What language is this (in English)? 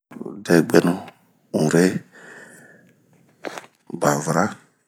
Bomu